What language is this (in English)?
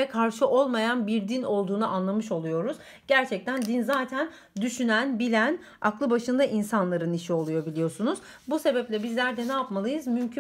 Turkish